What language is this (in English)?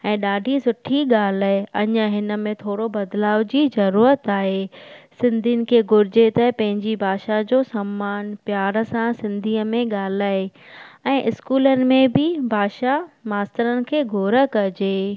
Sindhi